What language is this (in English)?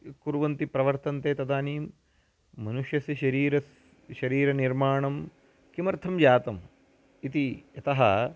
Sanskrit